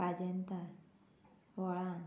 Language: Konkani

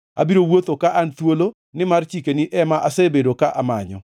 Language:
Luo (Kenya and Tanzania)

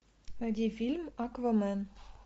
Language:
Russian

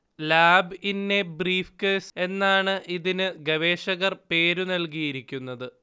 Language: Malayalam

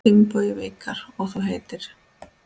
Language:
Icelandic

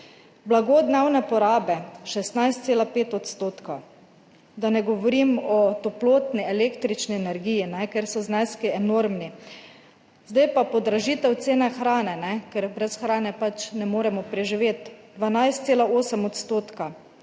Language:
Slovenian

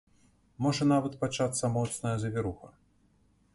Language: Belarusian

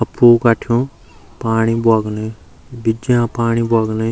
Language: Garhwali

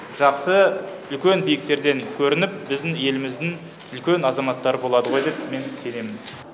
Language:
Kazakh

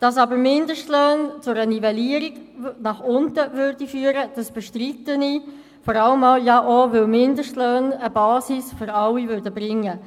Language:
Swiss German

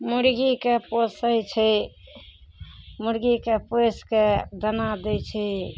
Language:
Maithili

